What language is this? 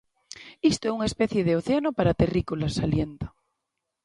Galician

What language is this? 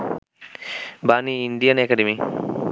Bangla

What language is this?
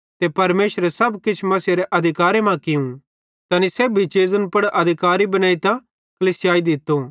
Bhadrawahi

